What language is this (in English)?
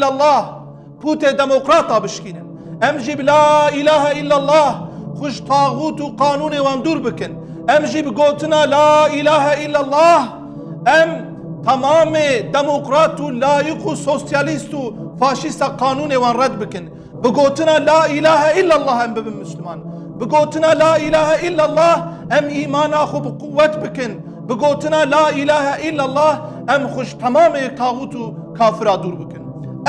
Turkish